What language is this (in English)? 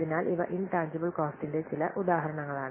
Malayalam